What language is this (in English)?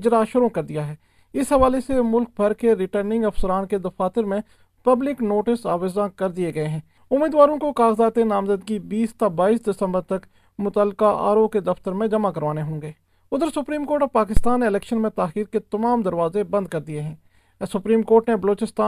Urdu